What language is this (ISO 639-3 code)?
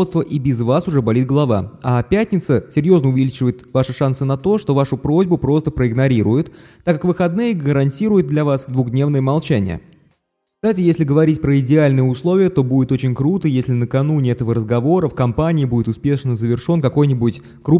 rus